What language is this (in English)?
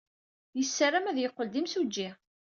Kabyle